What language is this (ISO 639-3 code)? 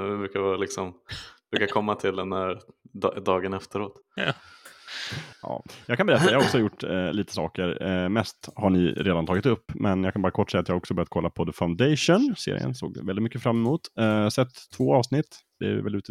swe